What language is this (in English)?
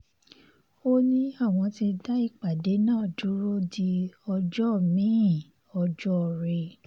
Yoruba